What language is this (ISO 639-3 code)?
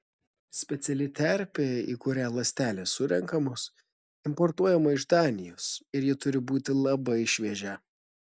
lit